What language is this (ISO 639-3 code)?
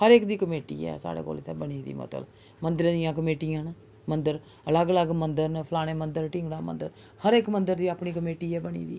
doi